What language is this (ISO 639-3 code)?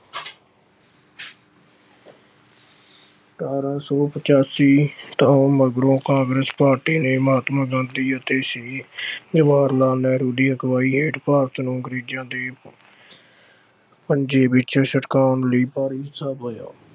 pan